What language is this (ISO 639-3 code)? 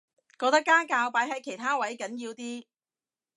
yue